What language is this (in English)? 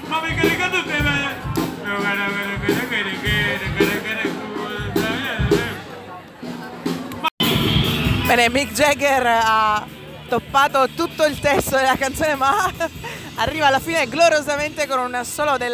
Italian